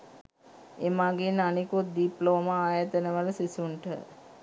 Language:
Sinhala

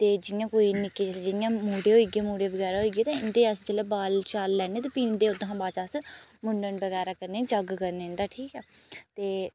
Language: Dogri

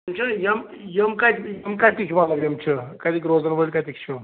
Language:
Kashmiri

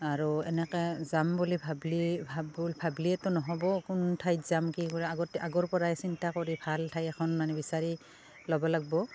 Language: Assamese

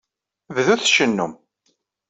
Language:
Kabyle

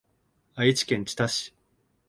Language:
Japanese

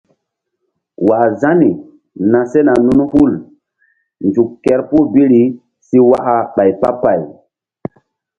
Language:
Mbum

